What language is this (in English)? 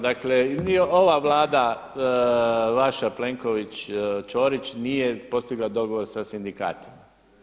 Croatian